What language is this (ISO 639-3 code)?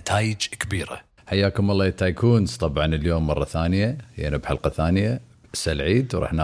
ara